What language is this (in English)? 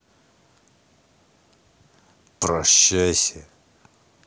Russian